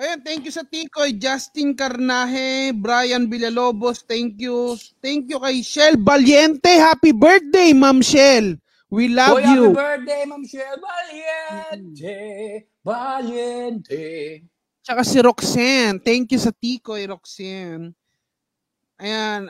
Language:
Filipino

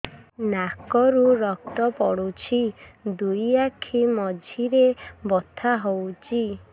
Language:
Odia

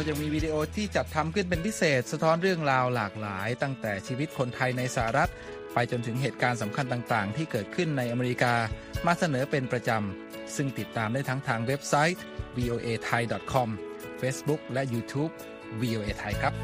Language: Thai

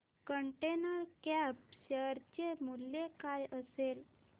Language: Marathi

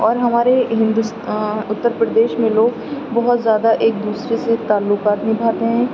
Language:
Urdu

